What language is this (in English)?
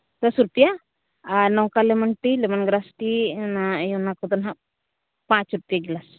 Santali